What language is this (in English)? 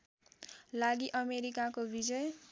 Nepali